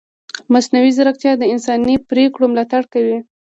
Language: Pashto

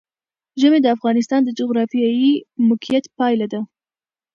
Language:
Pashto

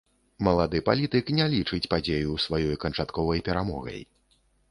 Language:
Belarusian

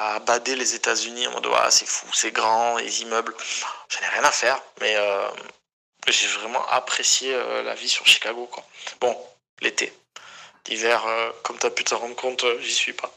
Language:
French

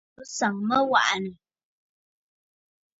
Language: Bafut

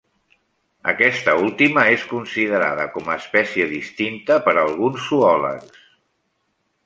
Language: Catalan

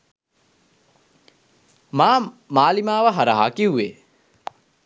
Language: Sinhala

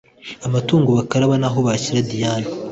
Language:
Kinyarwanda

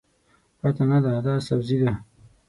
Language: Pashto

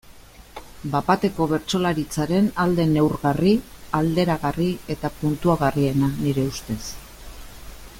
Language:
Basque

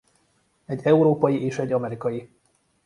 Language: Hungarian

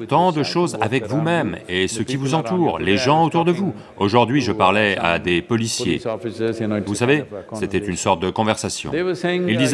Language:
French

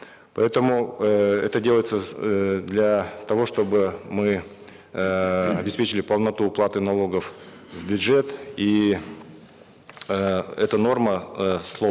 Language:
Kazakh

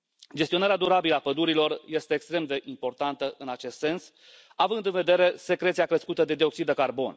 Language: Romanian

